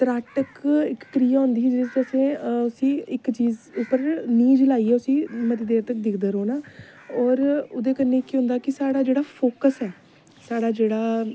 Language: Dogri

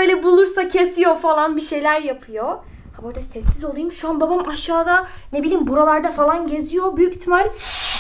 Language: Turkish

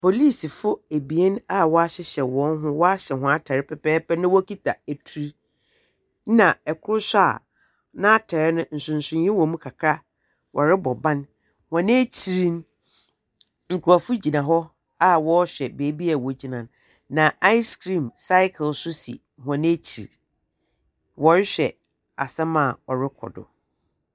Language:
Akan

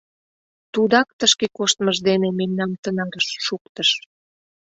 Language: Mari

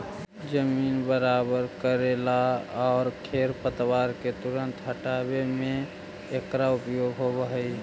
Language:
Magahi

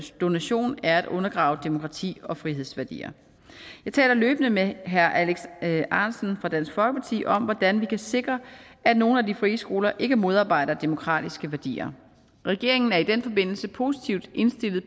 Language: Danish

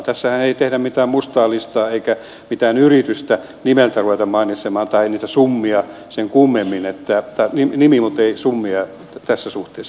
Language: Finnish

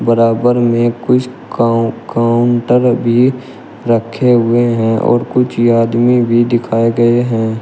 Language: Hindi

